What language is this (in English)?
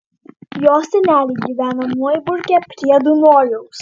Lithuanian